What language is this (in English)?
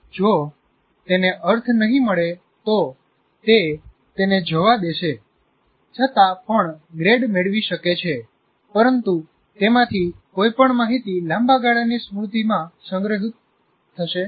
Gujarati